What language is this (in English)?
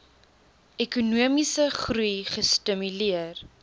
Afrikaans